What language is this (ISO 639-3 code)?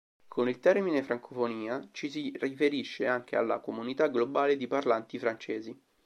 ita